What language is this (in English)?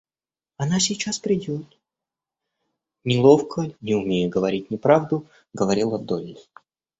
Russian